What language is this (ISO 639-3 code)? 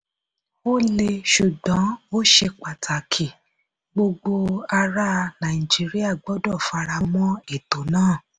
yor